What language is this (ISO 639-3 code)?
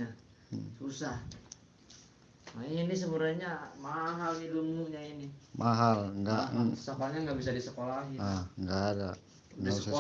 ind